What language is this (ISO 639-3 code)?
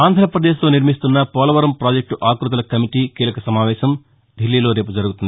tel